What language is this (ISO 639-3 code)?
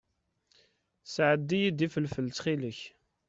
kab